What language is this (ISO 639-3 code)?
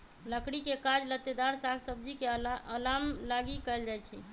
mag